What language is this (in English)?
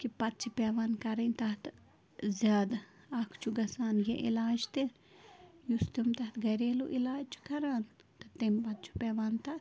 Kashmiri